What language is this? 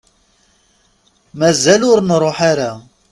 Kabyle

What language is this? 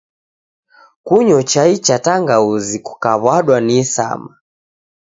Taita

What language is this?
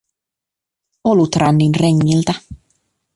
Finnish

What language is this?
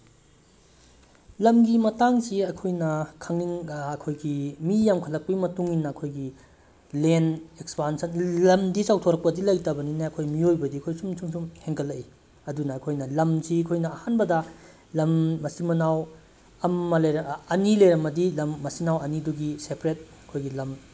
Manipuri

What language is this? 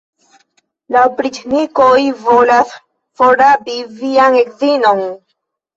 Esperanto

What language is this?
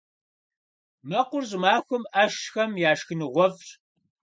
Kabardian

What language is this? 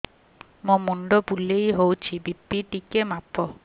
Odia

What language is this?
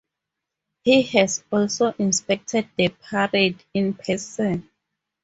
English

